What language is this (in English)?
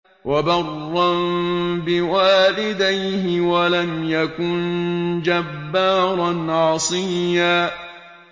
Arabic